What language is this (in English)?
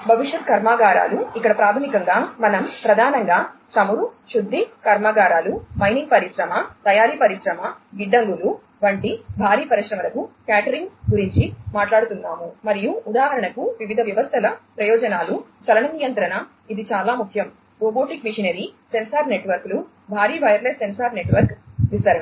Telugu